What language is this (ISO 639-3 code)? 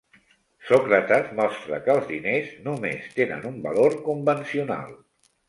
cat